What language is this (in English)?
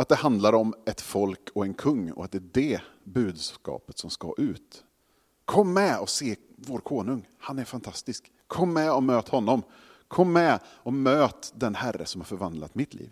Swedish